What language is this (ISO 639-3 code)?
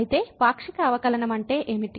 tel